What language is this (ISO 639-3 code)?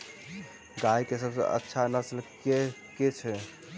mai